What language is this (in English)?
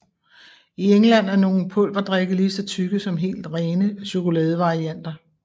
Danish